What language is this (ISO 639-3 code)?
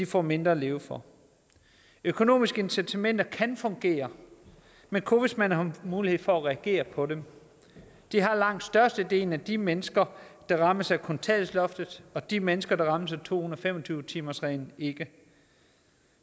dan